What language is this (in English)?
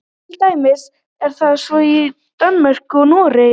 Icelandic